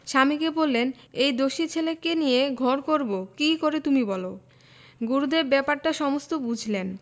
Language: Bangla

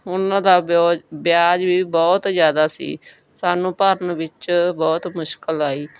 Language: Punjabi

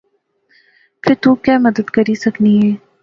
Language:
Pahari-Potwari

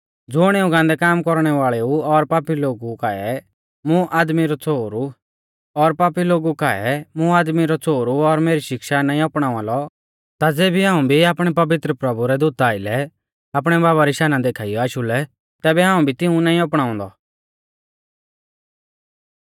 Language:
Mahasu Pahari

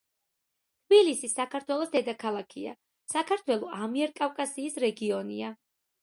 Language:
Georgian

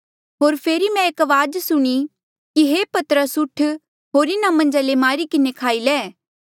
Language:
Mandeali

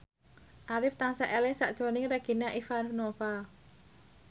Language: Javanese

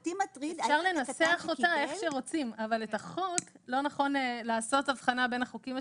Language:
Hebrew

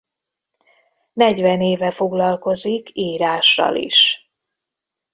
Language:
Hungarian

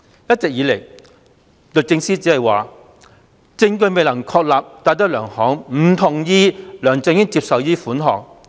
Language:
Cantonese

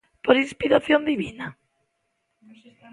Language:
Galician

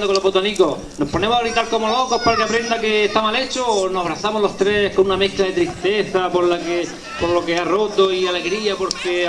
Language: Spanish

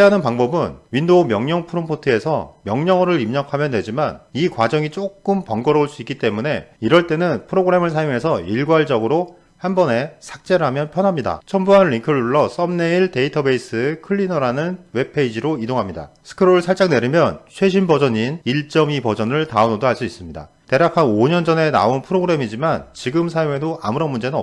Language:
Korean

